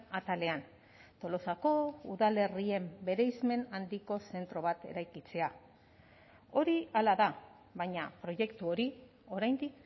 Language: Basque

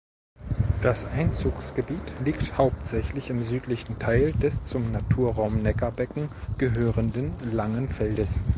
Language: German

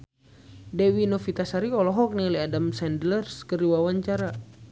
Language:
Sundanese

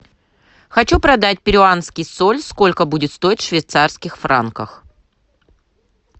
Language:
Russian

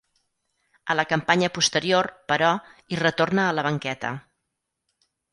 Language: Catalan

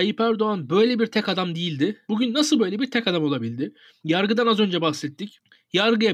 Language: Turkish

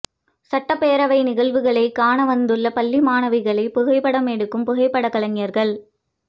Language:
Tamil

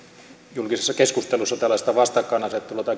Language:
Finnish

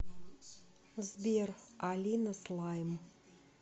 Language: Russian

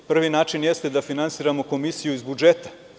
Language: Serbian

